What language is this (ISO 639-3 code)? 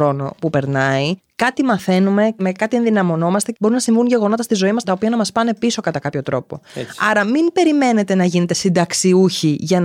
ell